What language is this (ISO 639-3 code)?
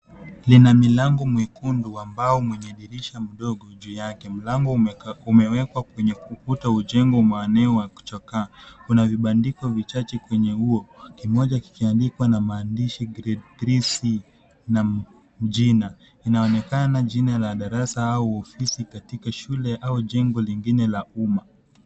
swa